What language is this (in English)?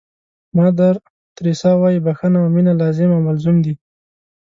Pashto